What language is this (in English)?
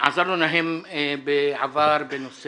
Hebrew